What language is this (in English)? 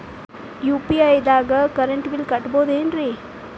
Kannada